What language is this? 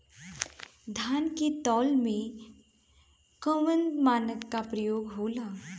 Bhojpuri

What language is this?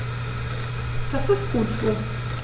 German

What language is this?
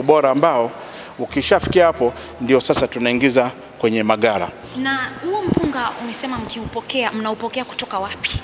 Swahili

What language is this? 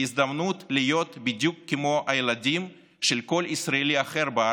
Hebrew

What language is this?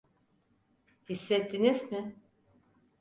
Turkish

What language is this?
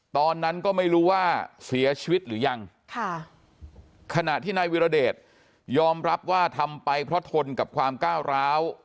Thai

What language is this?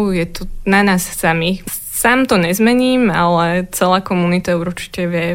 Slovak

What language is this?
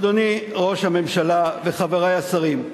Hebrew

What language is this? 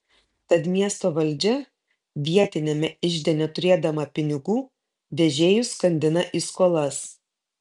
Lithuanian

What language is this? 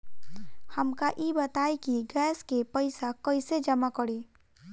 Bhojpuri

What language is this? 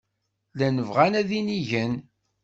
Kabyle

